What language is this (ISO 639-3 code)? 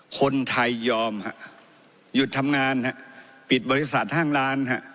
tha